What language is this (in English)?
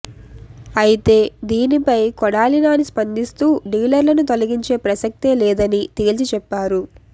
Telugu